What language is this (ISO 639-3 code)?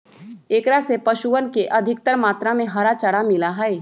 mag